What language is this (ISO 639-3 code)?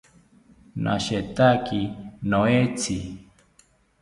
cpy